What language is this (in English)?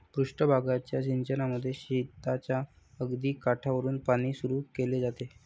Marathi